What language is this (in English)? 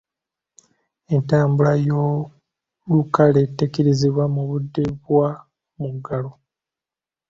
Ganda